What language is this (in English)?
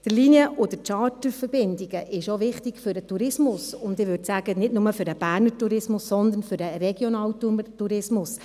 Swiss German